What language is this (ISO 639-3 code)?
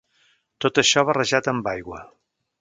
cat